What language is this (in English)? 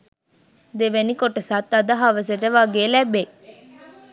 Sinhala